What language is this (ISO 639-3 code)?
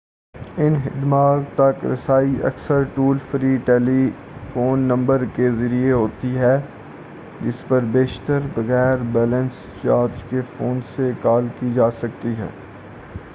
urd